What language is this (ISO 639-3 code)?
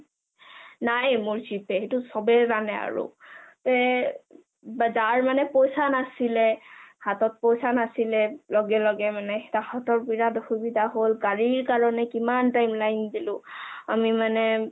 asm